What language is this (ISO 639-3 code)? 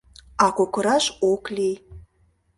chm